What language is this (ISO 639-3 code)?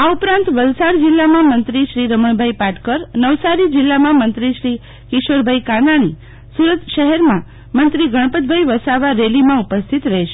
guj